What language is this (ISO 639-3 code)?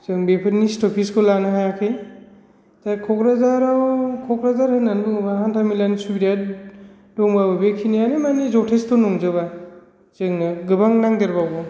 brx